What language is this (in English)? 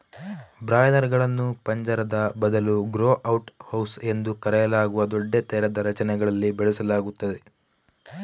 Kannada